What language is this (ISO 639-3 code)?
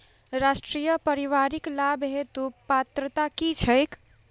mai